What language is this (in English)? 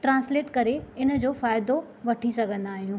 Sindhi